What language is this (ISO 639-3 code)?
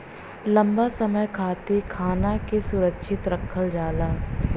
bho